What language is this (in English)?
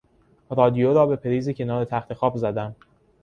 Persian